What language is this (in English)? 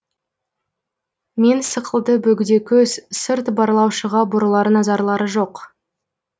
Kazakh